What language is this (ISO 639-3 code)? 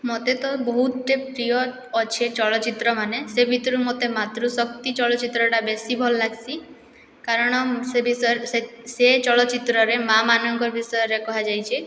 ori